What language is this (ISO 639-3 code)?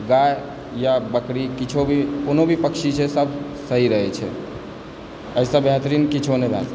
mai